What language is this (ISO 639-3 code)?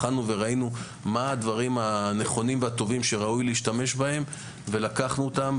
heb